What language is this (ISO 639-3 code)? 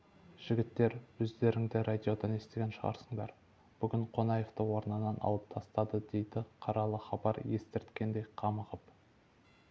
kaz